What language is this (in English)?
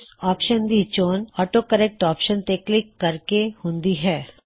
Punjabi